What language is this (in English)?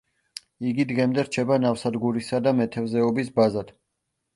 Georgian